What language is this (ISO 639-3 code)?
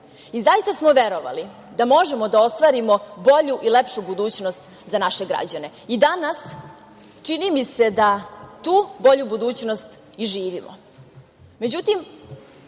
srp